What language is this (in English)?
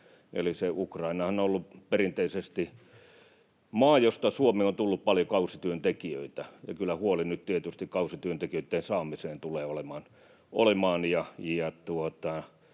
Finnish